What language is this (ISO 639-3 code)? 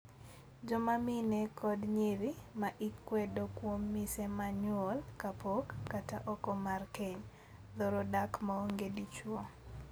luo